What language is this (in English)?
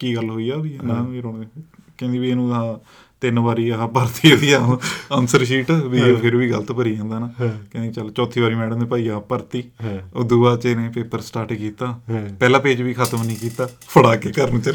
Punjabi